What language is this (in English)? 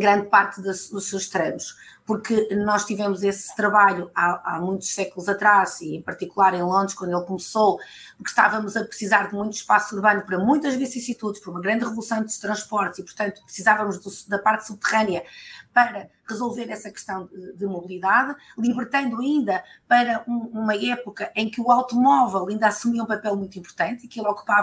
Portuguese